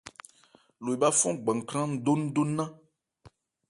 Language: Ebrié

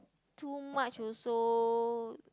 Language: English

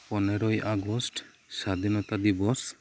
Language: Santali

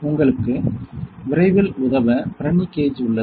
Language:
Tamil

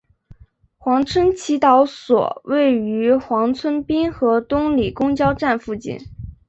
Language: Chinese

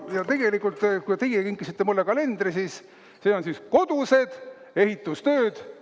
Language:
Estonian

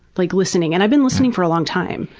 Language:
English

